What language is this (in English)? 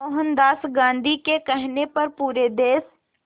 Hindi